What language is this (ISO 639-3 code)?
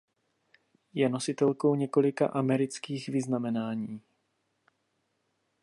ces